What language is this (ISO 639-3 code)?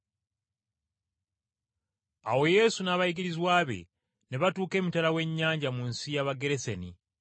lug